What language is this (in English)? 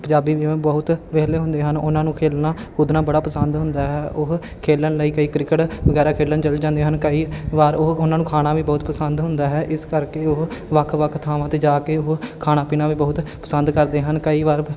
Punjabi